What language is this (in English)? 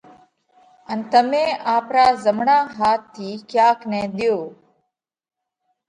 Parkari Koli